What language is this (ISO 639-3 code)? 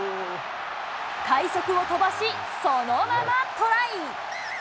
jpn